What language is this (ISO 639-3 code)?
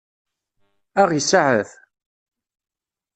kab